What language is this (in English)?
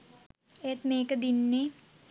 Sinhala